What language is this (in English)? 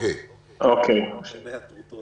Hebrew